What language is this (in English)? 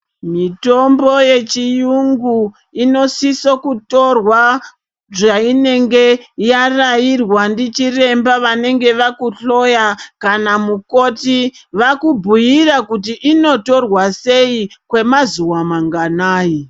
Ndau